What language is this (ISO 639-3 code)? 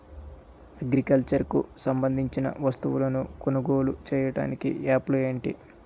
tel